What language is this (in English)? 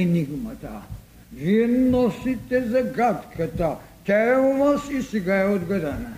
Bulgarian